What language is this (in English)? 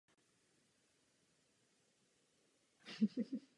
Czech